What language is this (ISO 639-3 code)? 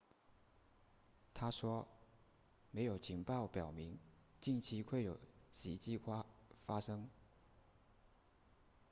zho